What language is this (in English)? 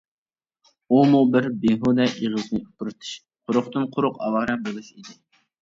Uyghur